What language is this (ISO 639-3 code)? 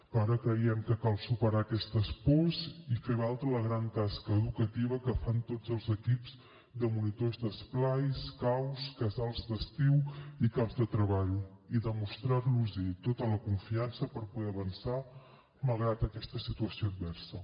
cat